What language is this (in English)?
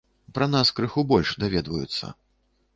Belarusian